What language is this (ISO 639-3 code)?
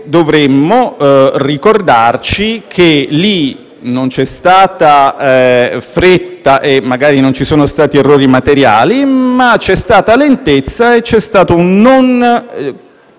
ita